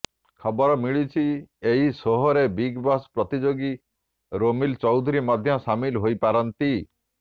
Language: Odia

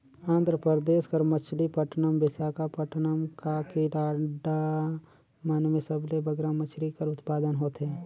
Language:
Chhattisgarhi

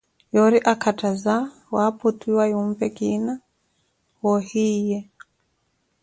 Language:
Koti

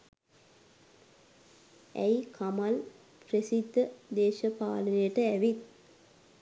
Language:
Sinhala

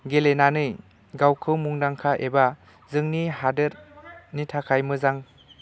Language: Bodo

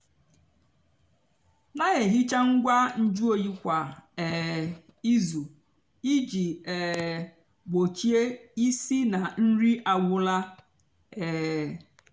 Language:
Igbo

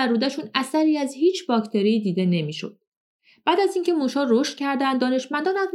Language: Persian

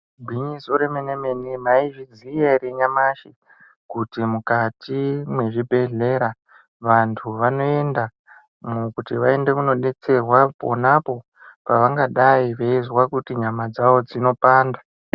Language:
Ndau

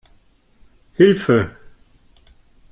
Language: German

